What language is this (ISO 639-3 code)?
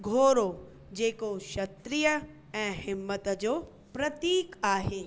snd